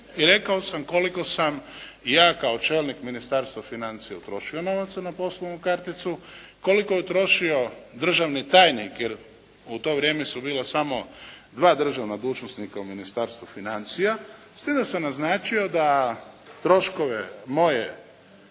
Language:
Croatian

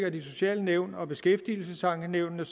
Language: Danish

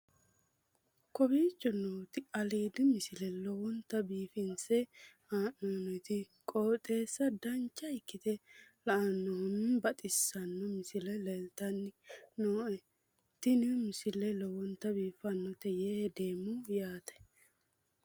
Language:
Sidamo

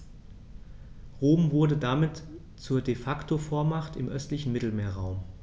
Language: German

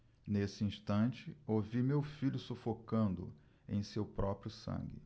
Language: Portuguese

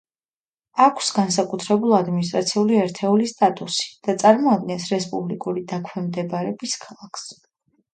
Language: Georgian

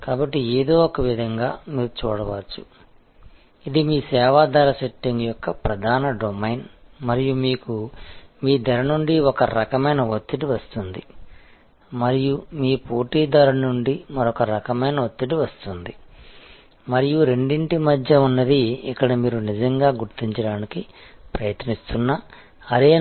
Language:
Telugu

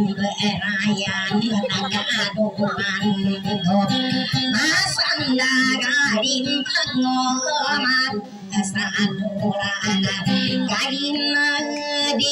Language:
Thai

